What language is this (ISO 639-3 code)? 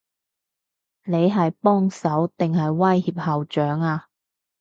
yue